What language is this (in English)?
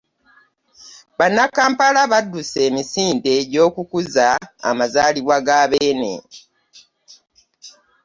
Ganda